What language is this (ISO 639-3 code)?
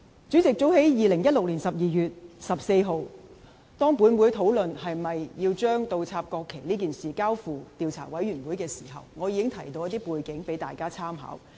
yue